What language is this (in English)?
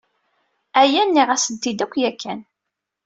Kabyle